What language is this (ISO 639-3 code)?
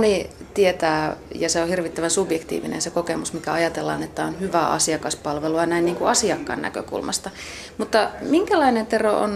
fin